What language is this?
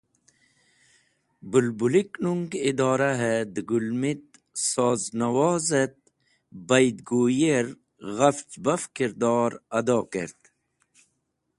Wakhi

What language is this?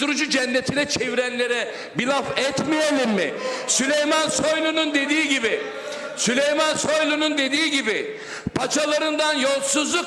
Turkish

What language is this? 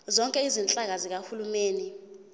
Zulu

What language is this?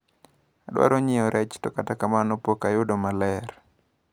Luo (Kenya and Tanzania)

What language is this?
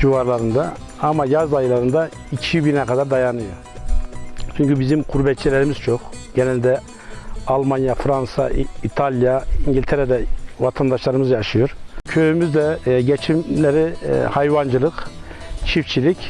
Turkish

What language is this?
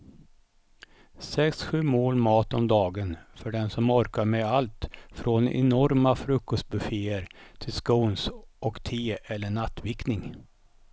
Swedish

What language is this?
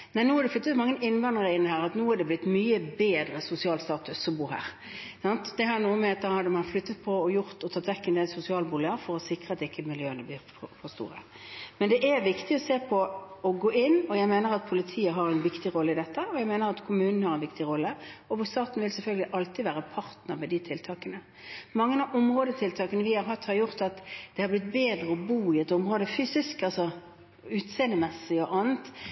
Norwegian Bokmål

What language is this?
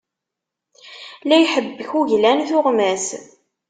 Kabyle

